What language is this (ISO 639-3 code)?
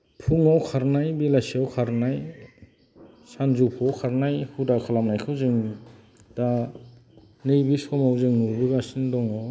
brx